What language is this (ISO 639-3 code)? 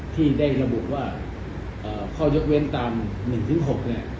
tha